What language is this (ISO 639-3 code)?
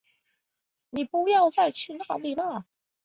zho